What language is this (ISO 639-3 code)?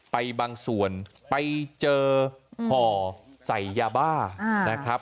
tha